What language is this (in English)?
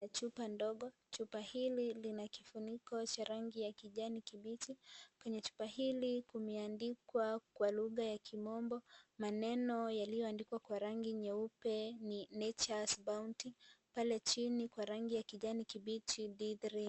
Swahili